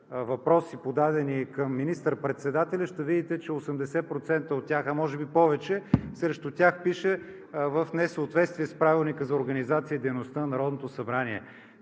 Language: Bulgarian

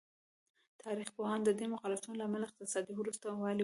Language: Pashto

